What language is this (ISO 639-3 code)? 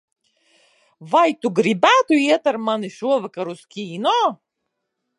lav